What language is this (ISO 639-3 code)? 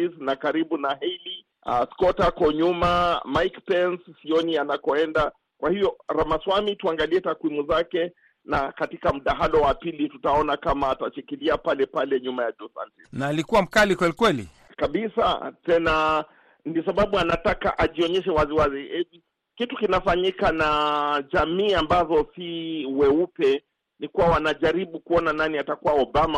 swa